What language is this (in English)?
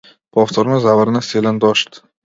Macedonian